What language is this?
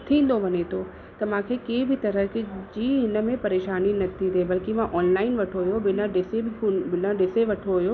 Sindhi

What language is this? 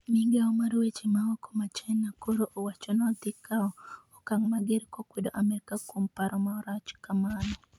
Luo (Kenya and Tanzania)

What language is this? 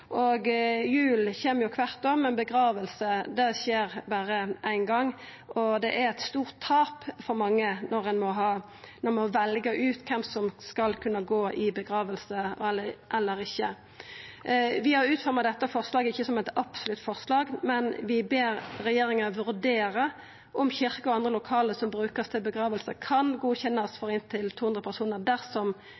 Norwegian Nynorsk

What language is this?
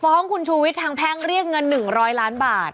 Thai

